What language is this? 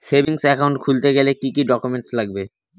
Bangla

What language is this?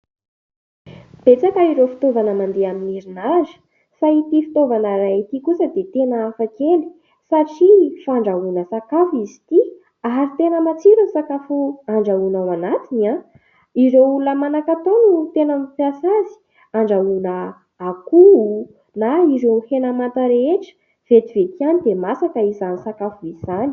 Malagasy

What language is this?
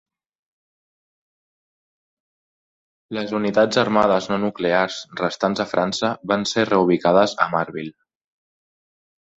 Catalan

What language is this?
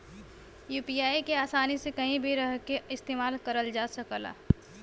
Bhojpuri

